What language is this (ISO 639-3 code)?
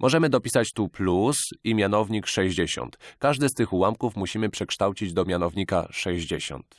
pol